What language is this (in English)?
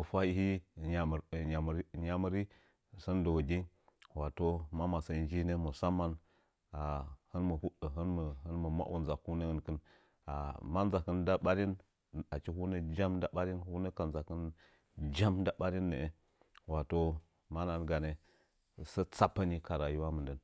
Nzanyi